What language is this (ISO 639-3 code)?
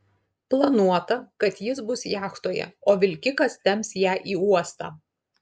lit